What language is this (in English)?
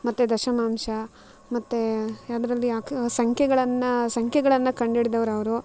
Kannada